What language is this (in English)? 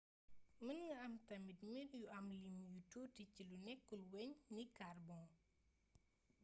Wolof